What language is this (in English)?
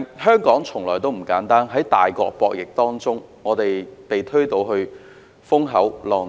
Cantonese